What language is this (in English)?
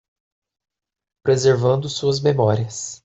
Portuguese